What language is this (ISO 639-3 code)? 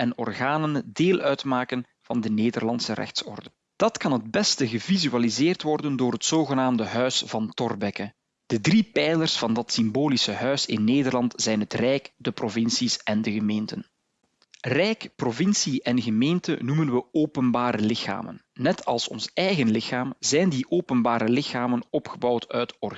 nld